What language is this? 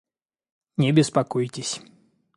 Russian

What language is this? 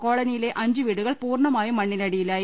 Malayalam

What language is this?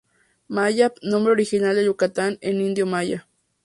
Spanish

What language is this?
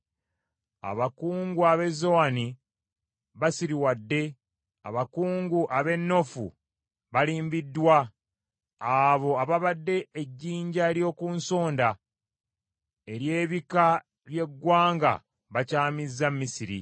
Ganda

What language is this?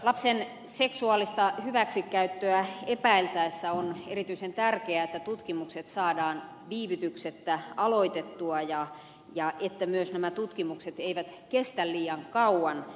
Finnish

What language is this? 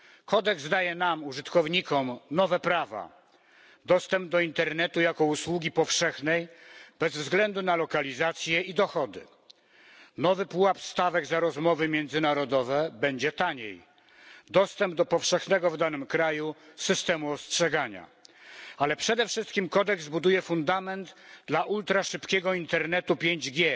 Polish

